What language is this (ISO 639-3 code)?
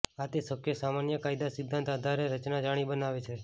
guj